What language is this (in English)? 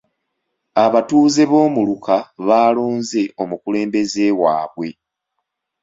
Ganda